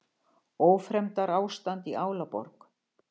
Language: Icelandic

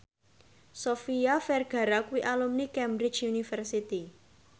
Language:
Javanese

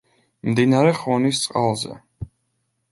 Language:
Georgian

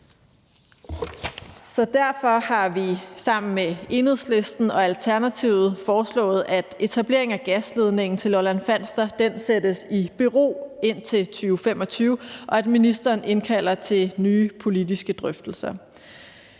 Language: Danish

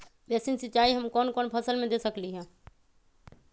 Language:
Magahi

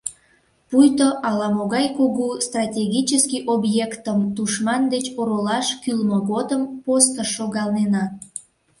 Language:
Mari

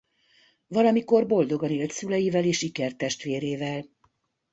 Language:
Hungarian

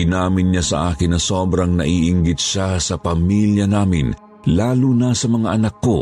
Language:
Filipino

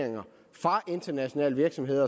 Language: Danish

